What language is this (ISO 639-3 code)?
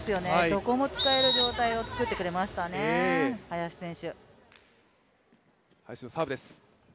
jpn